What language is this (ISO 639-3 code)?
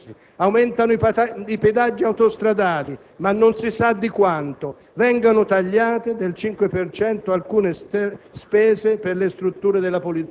ita